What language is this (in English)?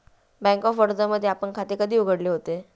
Marathi